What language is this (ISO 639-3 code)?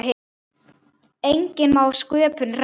isl